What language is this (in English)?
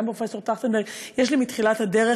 Hebrew